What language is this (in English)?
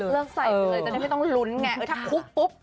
Thai